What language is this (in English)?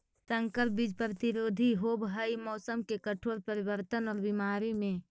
Magahi